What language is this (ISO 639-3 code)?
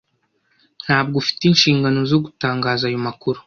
kin